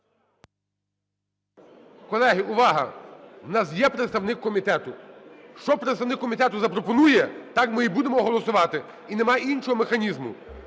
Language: Ukrainian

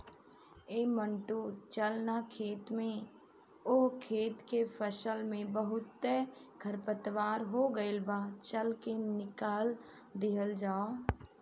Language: Bhojpuri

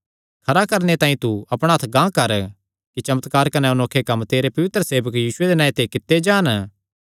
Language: Kangri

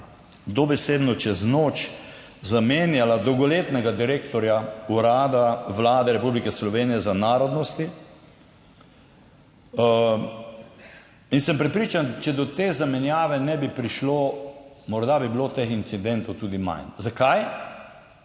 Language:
Slovenian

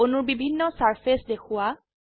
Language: Assamese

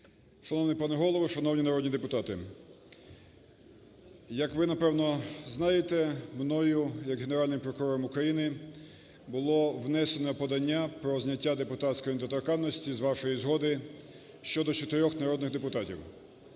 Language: Ukrainian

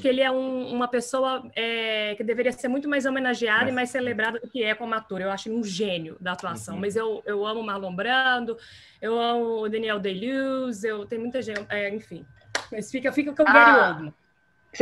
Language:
Portuguese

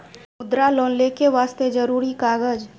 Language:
Maithili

